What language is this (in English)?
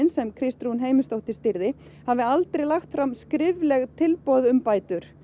Icelandic